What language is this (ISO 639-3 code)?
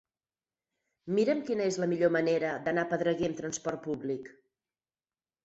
cat